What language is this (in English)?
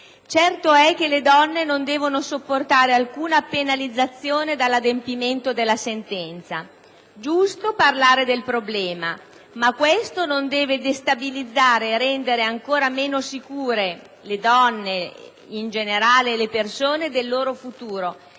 Italian